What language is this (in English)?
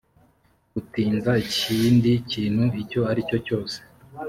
Kinyarwanda